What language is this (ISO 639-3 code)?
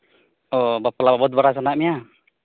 sat